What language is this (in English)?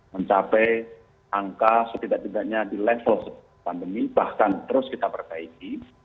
Indonesian